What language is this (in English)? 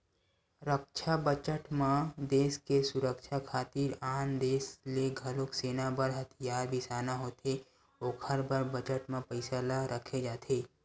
Chhattisgarhi